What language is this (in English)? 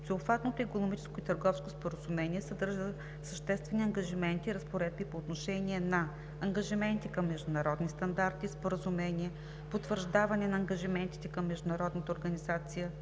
Bulgarian